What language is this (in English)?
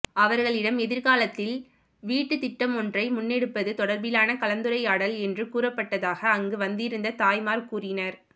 Tamil